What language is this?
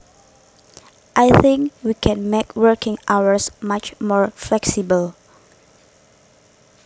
Javanese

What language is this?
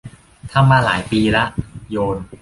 Thai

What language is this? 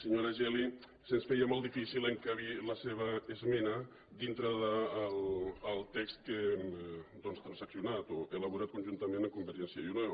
Catalan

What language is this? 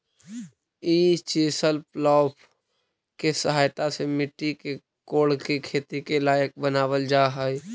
Magahi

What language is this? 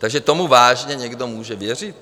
Czech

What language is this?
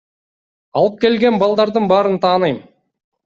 Kyrgyz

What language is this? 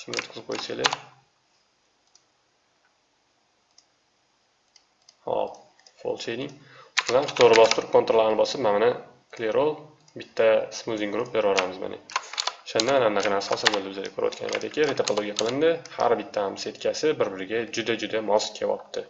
Turkish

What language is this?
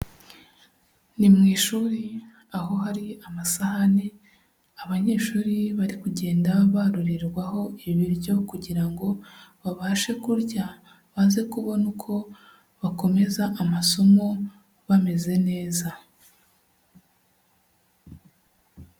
Kinyarwanda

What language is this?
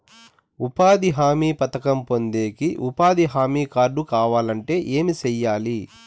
Telugu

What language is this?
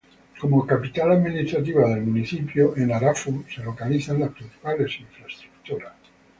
Spanish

